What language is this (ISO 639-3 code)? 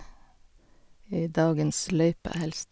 nor